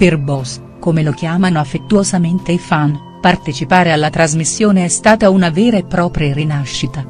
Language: Italian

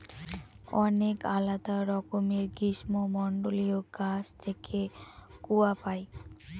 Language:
Bangla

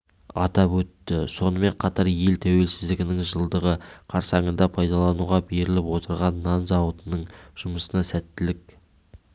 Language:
Kazakh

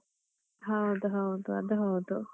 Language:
Kannada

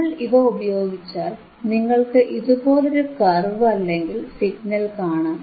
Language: Malayalam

